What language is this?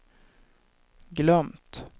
Swedish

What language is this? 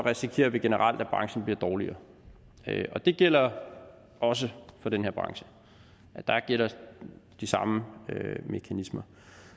Danish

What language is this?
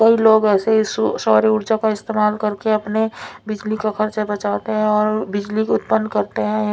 Hindi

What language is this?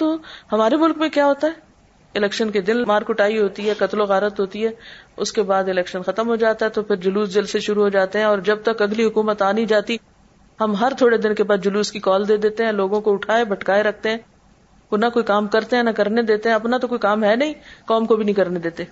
Urdu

